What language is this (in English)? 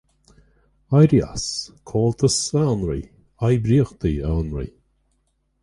Irish